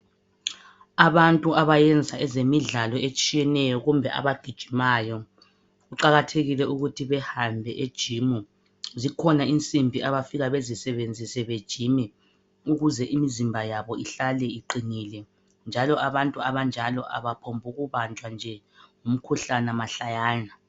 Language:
North Ndebele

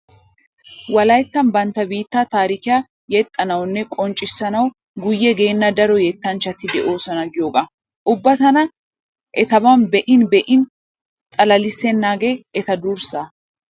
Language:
Wolaytta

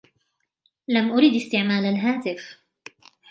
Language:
Arabic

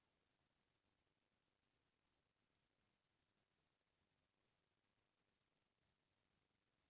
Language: Chhattisgarhi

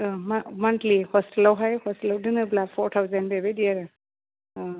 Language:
Bodo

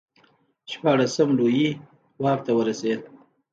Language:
Pashto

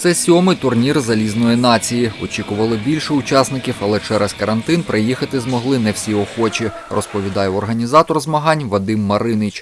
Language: Ukrainian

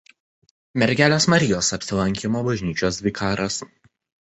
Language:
Lithuanian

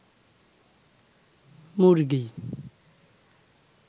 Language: Bangla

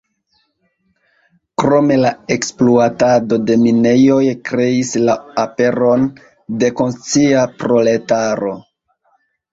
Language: Esperanto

